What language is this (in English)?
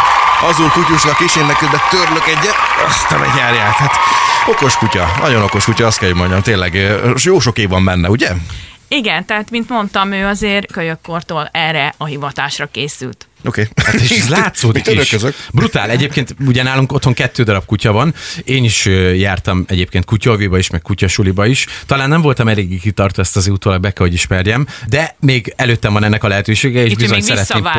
Hungarian